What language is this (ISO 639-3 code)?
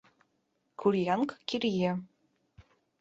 chm